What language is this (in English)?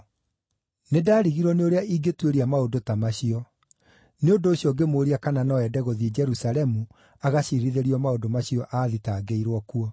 Kikuyu